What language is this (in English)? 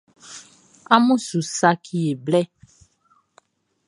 Baoulé